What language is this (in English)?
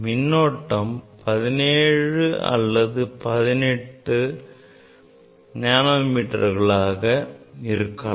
Tamil